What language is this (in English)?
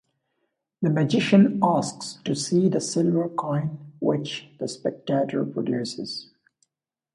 English